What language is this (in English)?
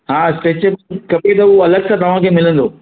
Sindhi